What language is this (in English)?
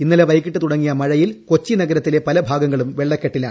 Malayalam